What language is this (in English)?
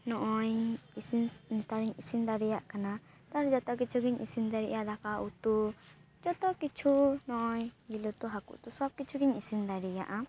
Santali